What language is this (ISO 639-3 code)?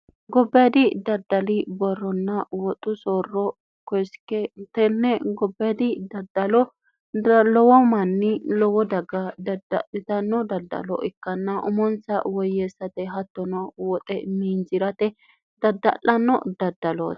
sid